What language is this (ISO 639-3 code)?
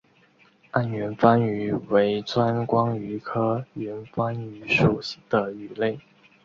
zho